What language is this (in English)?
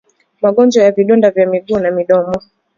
Swahili